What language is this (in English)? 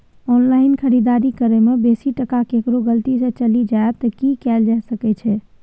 Maithili